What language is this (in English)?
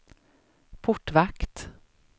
Swedish